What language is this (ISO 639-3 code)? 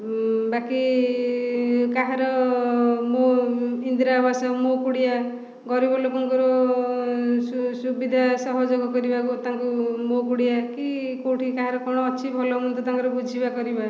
ori